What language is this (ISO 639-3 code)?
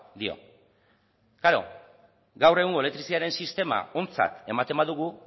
eus